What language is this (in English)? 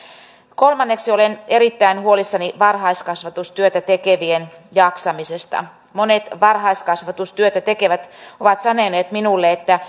Finnish